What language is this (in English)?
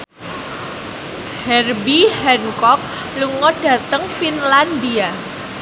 Javanese